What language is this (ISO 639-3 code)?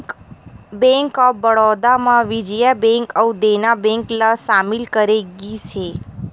hne